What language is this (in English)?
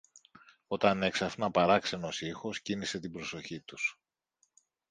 Greek